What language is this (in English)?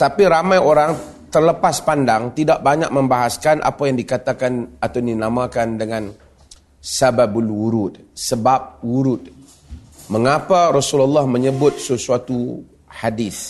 Malay